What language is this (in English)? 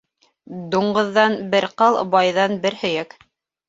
Bashkir